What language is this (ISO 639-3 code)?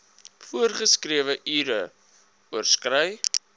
afr